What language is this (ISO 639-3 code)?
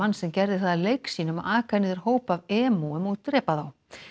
isl